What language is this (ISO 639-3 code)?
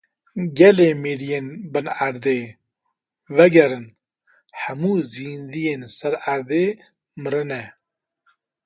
kur